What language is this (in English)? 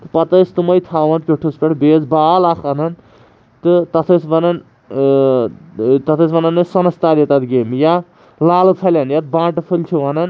Kashmiri